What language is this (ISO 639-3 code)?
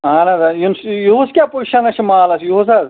kas